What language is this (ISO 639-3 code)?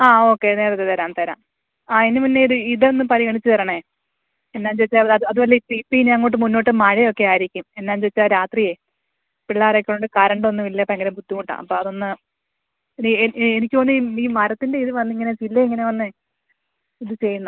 mal